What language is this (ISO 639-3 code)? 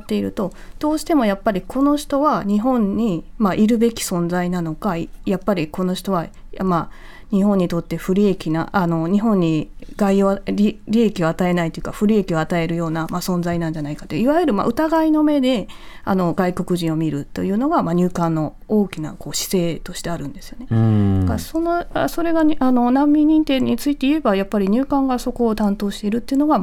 jpn